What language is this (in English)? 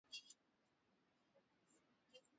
Swahili